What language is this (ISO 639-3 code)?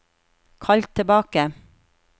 nor